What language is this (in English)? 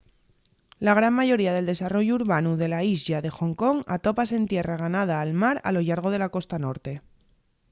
Asturian